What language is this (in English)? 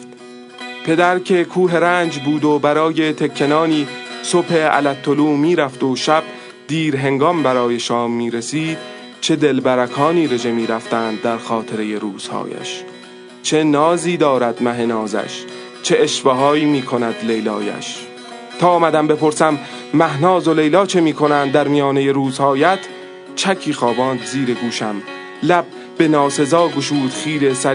Persian